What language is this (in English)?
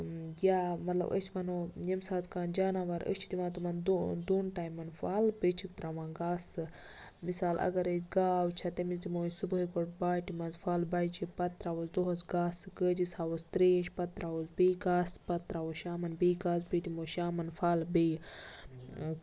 Kashmiri